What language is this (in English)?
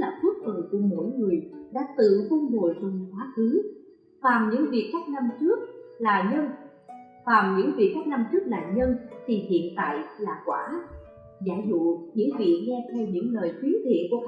Vietnamese